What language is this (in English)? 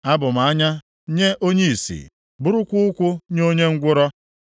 Igbo